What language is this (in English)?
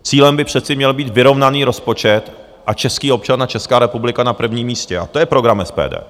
Czech